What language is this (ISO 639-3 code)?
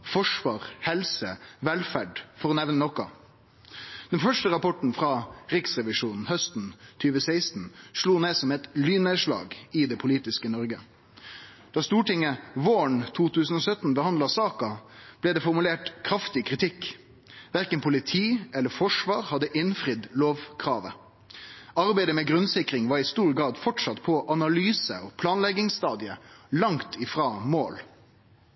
nno